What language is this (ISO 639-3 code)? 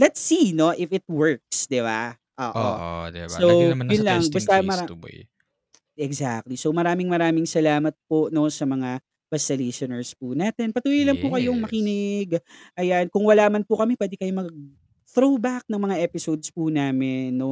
fil